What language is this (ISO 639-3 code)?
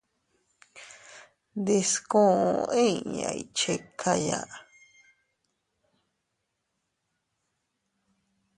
cut